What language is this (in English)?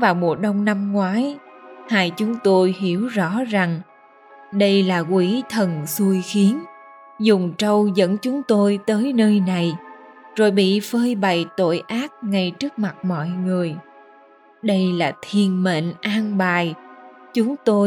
Vietnamese